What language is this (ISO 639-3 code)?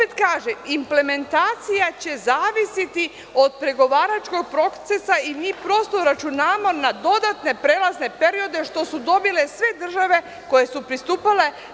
srp